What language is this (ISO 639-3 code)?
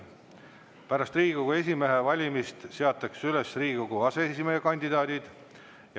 est